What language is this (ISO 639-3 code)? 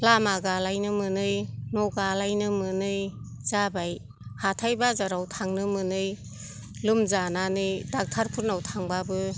brx